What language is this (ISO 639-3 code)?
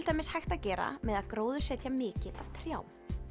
isl